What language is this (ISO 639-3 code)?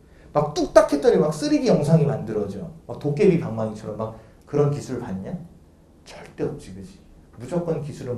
kor